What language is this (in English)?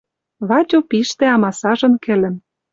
Western Mari